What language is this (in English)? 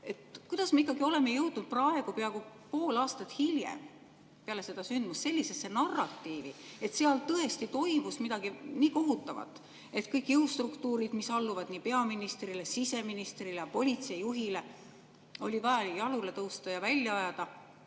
Estonian